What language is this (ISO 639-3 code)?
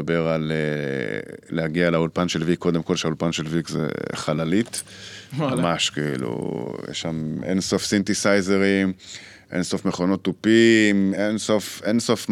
heb